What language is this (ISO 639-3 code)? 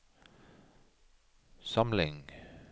nor